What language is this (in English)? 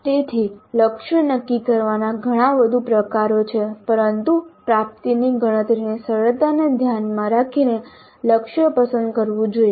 Gujarati